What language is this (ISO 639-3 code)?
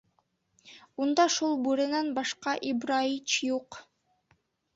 bak